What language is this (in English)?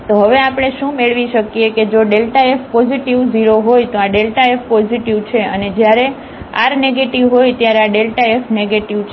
Gujarati